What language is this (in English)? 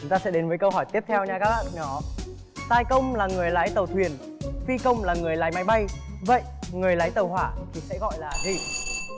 Vietnamese